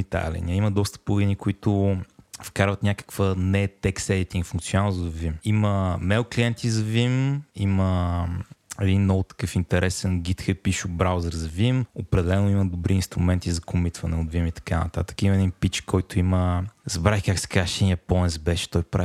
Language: Bulgarian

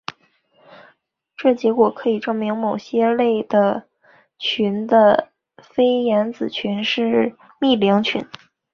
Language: Chinese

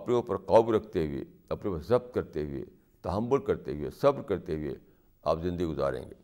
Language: Urdu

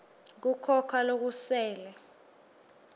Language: Swati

